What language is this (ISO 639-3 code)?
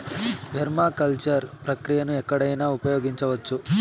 tel